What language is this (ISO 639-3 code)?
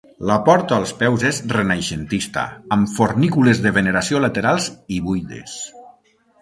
cat